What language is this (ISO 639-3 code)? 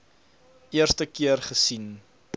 afr